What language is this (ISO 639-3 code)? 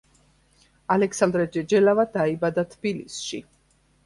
kat